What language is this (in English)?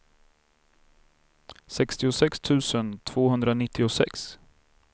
Swedish